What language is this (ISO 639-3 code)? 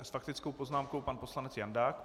ces